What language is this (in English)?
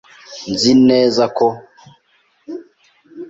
Kinyarwanda